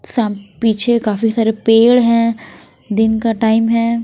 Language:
Hindi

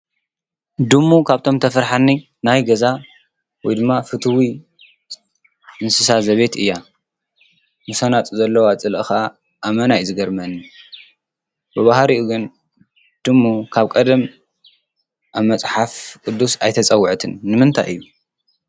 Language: Tigrinya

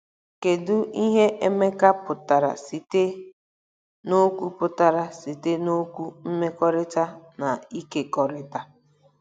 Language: Igbo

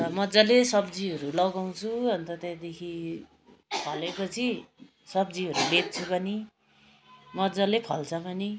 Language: Nepali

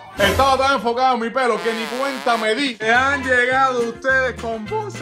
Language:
Spanish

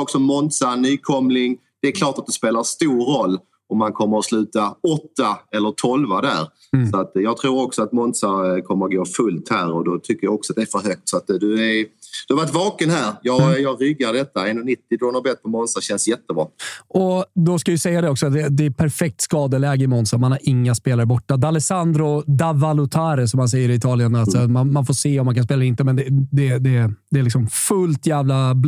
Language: Swedish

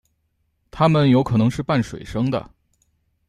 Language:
Chinese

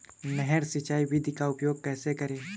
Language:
Hindi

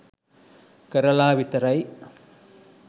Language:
Sinhala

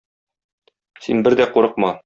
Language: Tatar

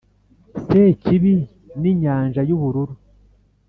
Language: Kinyarwanda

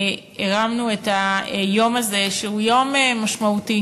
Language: Hebrew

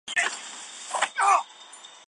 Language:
Chinese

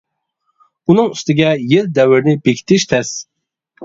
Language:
Uyghur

